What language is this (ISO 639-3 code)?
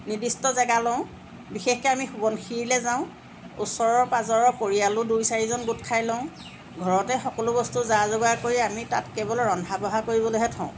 asm